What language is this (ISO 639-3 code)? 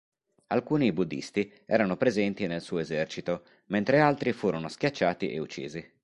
ita